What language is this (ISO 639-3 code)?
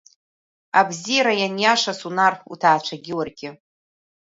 abk